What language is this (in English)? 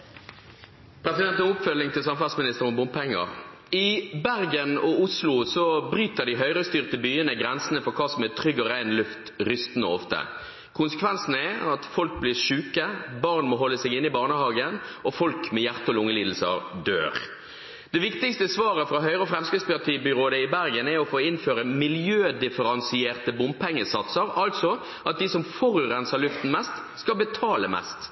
Norwegian